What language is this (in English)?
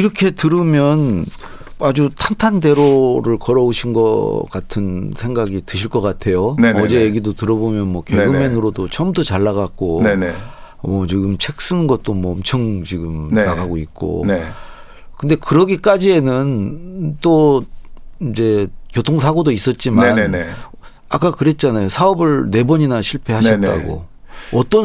Korean